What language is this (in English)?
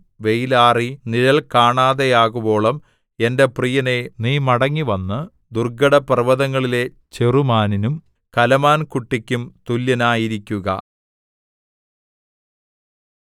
Malayalam